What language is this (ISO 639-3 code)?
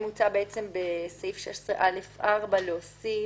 heb